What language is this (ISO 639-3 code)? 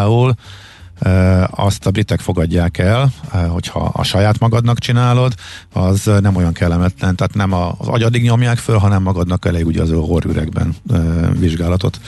hun